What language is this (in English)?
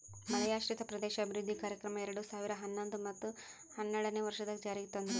Kannada